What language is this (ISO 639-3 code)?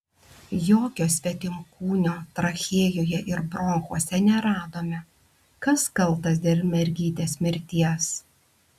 lit